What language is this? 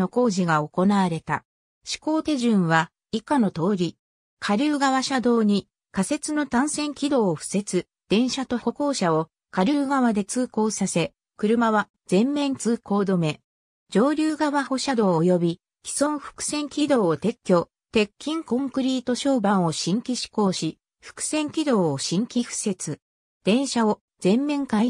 Japanese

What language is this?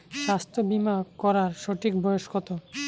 Bangla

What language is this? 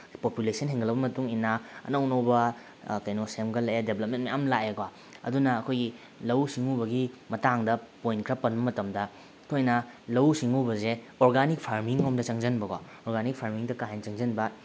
Manipuri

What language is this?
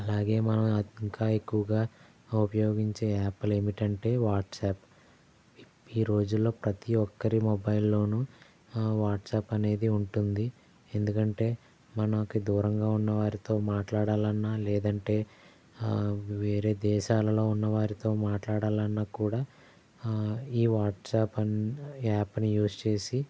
Telugu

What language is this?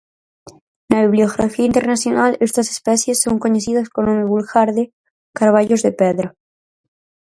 Galician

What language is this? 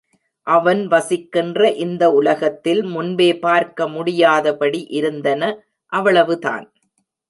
Tamil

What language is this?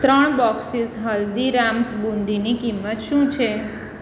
Gujarati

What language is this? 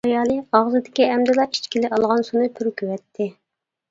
Uyghur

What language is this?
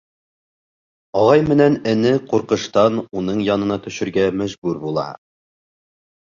Bashkir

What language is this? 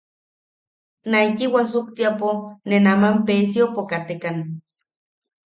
Yaqui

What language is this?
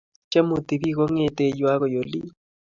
Kalenjin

